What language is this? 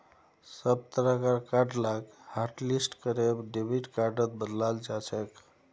Magahi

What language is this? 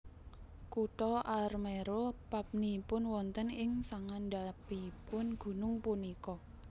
Javanese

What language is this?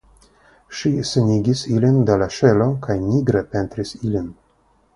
Esperanto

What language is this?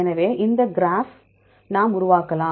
Tamil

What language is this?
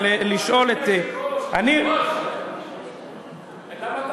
Hebrew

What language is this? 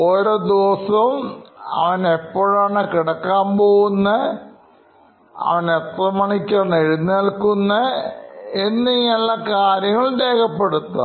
Malayalam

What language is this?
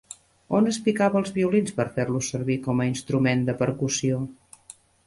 Catalan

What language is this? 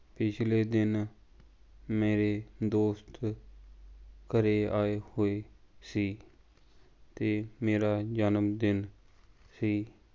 Punjabi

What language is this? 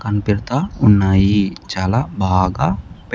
Telugu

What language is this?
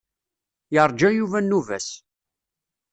Kabyle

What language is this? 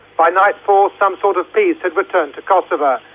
English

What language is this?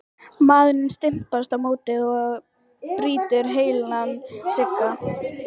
Icelandic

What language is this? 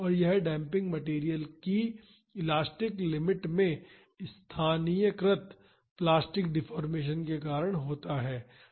Hindi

